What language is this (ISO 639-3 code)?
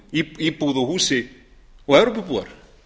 isl